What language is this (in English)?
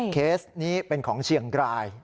Thai